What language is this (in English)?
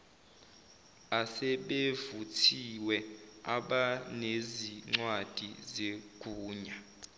Zulu